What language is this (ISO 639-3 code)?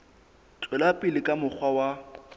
sot